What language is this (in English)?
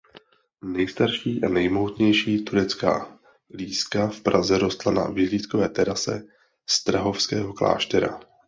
Czech